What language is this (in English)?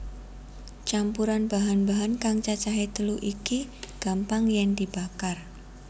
Javanese